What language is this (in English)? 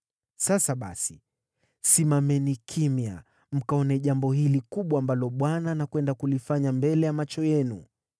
Swahili